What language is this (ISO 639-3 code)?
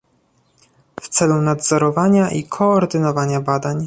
pol